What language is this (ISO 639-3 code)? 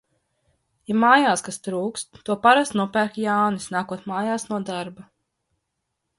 lav